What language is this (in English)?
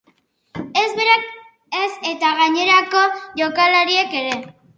Basque